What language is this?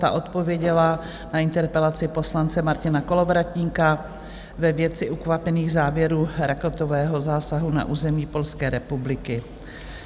Czech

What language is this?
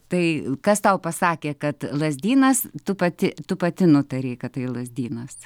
Lithuanian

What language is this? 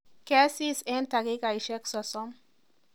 Kalenjin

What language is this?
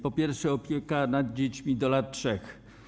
Polish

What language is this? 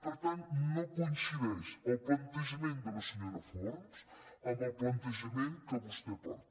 Catalan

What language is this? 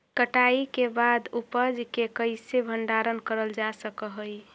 Magahi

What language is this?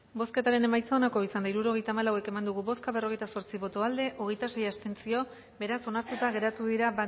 Basque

